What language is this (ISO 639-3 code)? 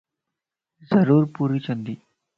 lss